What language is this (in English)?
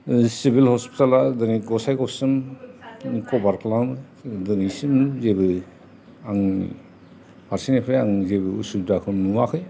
Bodo